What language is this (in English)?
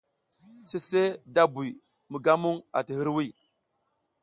South Giziga